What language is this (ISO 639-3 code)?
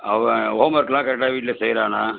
tam